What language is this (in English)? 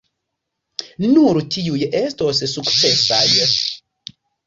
Esperanto